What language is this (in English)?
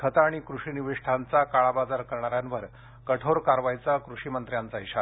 Marathi